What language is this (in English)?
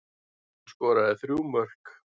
Icelandic